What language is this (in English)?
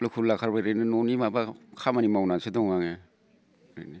Bodo